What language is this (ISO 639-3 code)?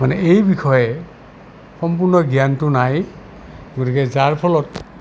asm